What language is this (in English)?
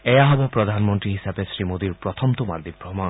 Assamese